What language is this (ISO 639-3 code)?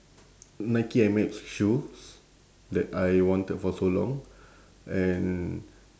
eng